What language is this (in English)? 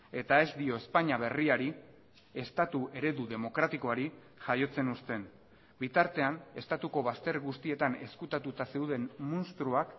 Basque